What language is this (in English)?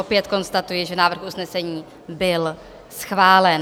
Czech